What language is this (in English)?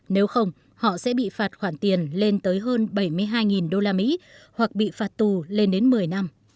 Vietnamese